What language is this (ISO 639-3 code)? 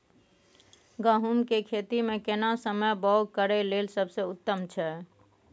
mai